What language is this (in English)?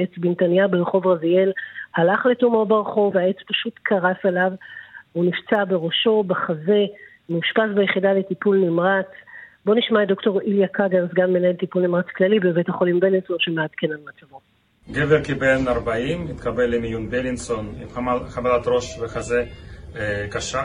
Hebrew